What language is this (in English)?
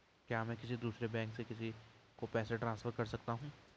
Hindi